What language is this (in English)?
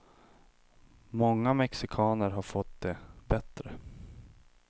Swedish